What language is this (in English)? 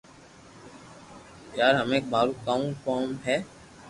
Loarki